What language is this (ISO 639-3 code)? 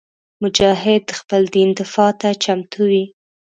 pus